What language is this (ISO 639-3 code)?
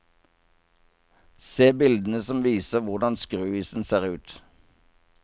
nor